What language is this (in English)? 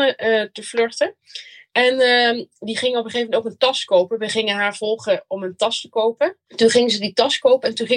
Dutch